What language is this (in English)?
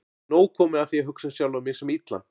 Icelandic